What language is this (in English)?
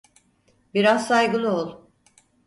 Turkish